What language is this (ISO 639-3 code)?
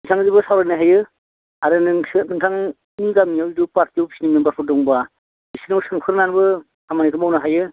brx